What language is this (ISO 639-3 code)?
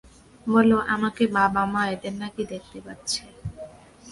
ben